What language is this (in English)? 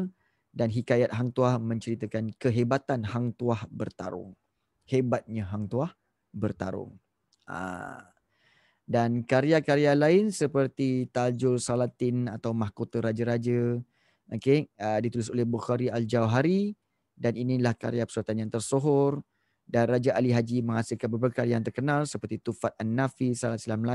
Malay